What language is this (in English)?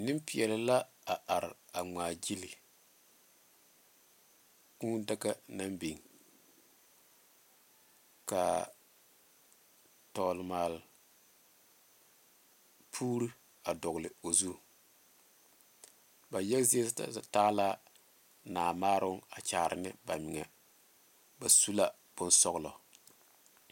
Southern Dagaare